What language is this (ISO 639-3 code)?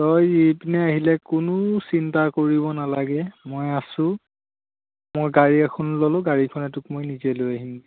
asm